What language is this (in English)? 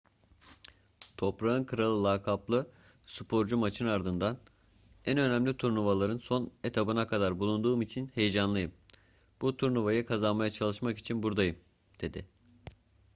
Turkish